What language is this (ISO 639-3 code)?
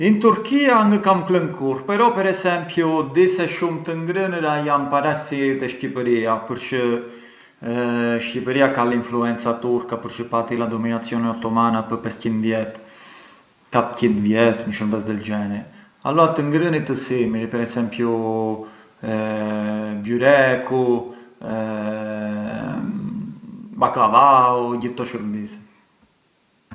aae